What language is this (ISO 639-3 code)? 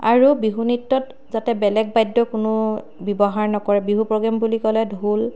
asm